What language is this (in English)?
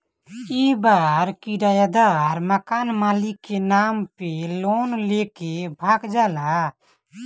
Bhojpuri